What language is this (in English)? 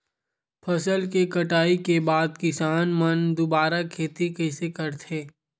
Chhattisgarhi